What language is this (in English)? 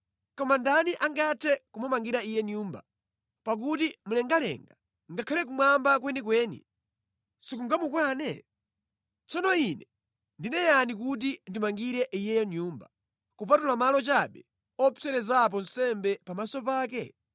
Nyanja